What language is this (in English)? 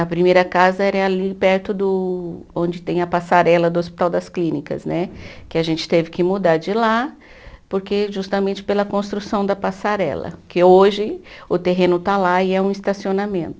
Portuguese